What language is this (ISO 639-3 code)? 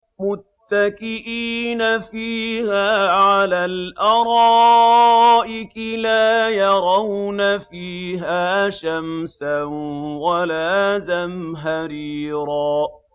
ara